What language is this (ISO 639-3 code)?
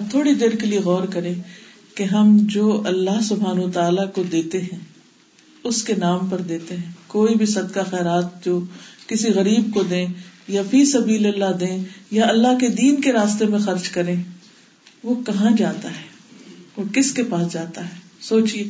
urd